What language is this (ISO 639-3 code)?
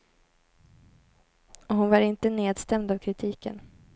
swe